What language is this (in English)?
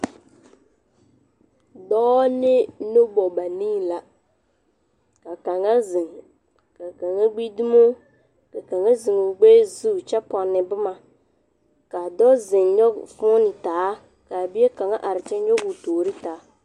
Southern Dagaare